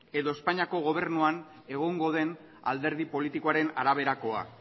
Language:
Basque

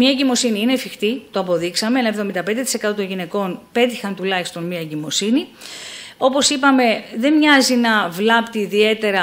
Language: Greek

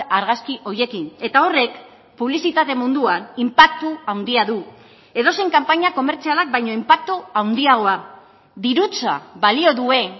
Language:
Basque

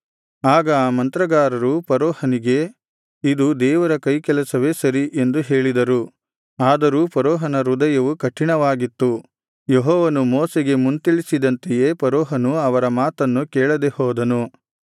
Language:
Kannada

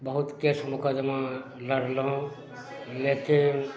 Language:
Maithili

